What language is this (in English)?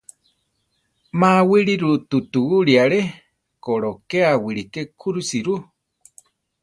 Central Tarahumara